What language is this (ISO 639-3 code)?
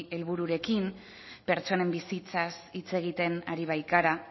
eus